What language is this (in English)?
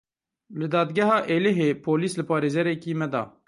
Kurdish